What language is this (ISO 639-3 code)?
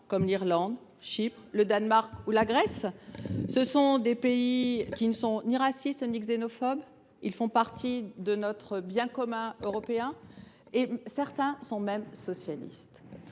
fra